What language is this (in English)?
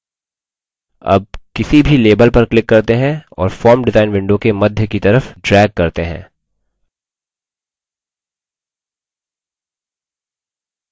Hindi